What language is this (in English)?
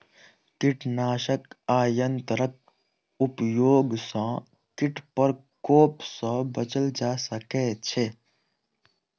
Maithili